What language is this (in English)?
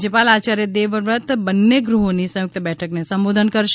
Gujarati